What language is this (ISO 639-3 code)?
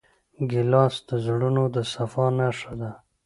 pus